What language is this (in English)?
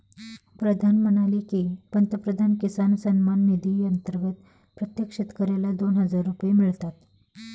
Marathi